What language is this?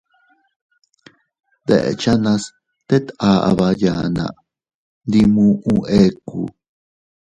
Teutila Cuicatec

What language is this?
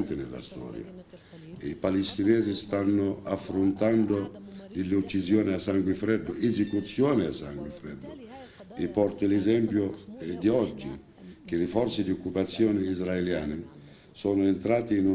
Italian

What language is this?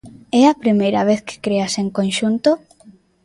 Galician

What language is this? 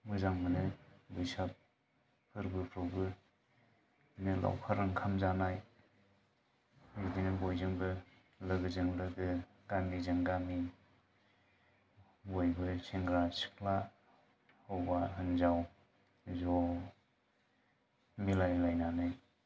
Bodo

